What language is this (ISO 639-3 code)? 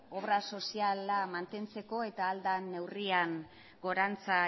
eus